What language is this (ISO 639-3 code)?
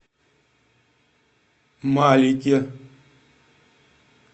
rus